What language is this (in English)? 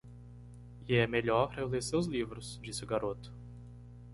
Portuguese